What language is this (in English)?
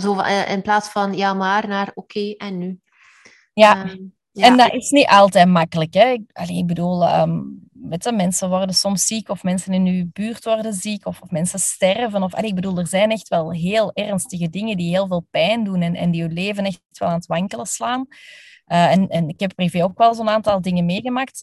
Dutch